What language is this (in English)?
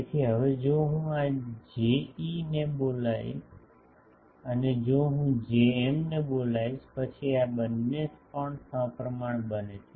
Gujarati